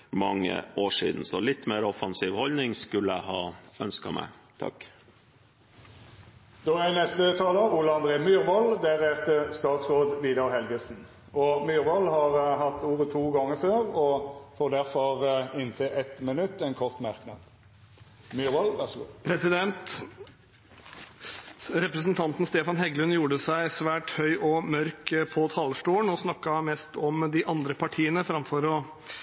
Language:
Norwegian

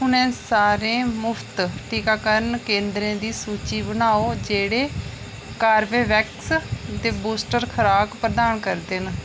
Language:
Dogri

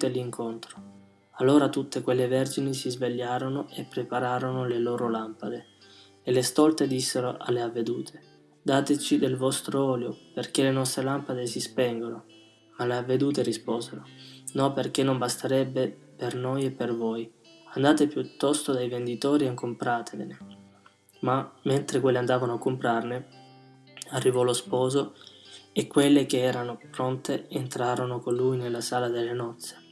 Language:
Italian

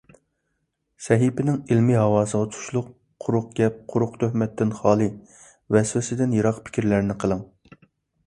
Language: Uyghur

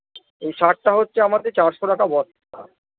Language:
Bangla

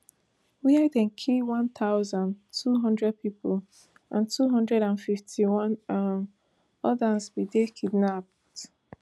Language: Nigerian Pidgin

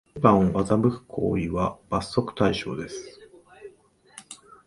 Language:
Japanese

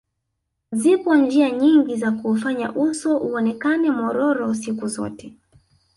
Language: Swahili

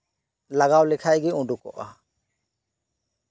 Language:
Santali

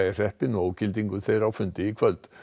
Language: Icelandic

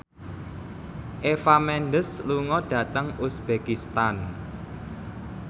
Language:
Javanese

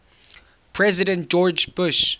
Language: English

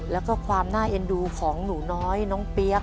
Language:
Thai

